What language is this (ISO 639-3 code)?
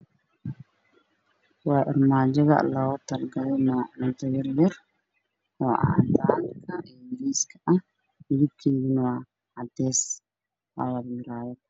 som